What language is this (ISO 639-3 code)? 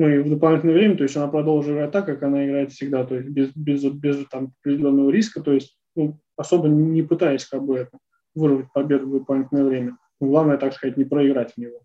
rus